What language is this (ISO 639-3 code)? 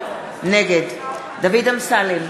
heb